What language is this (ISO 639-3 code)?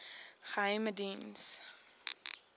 afr